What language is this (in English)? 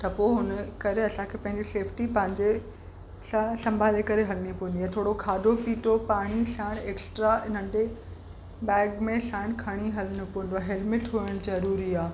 Sindhi